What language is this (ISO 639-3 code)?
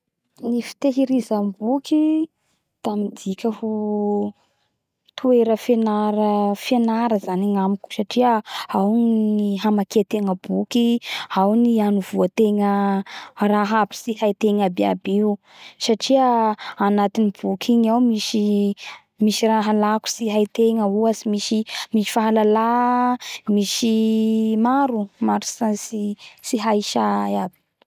bhr